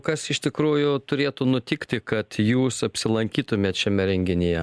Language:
Lithuanian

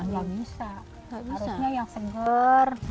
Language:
Indonesian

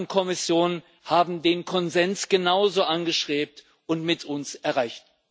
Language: German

